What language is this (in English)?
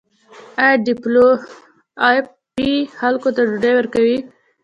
Pashto